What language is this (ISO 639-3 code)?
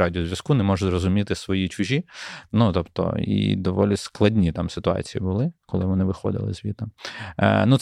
ukr